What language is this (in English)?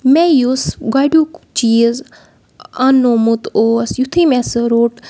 Kashmiri